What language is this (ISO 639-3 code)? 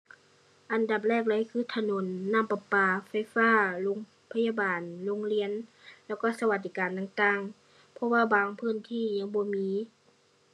tha